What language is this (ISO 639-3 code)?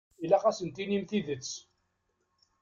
kab